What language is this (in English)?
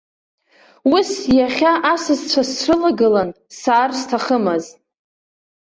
Abkhazian